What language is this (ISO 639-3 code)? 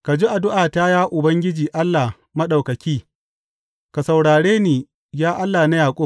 hau